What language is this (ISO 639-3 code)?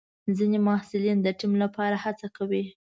pus